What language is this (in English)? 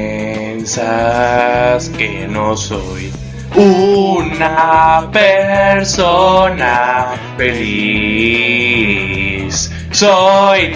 Spanish